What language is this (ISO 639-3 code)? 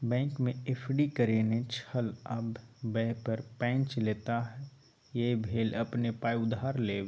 mai